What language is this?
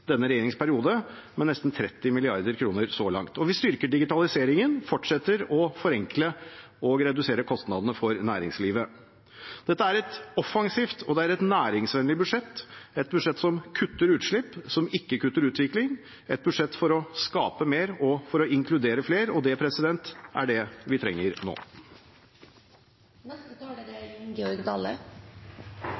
Norwegian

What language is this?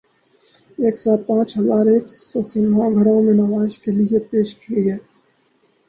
Urdu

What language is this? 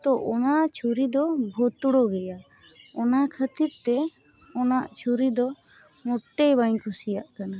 Santali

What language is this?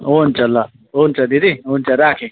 Nepali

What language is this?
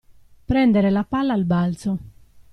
Italian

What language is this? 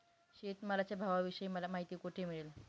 Marathi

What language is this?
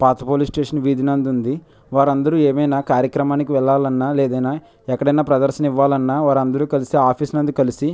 Telugu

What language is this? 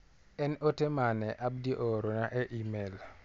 Luo (Kenya and Tanzania)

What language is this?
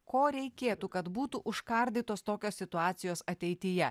Lithuanian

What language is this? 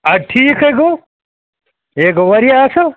Kashmiri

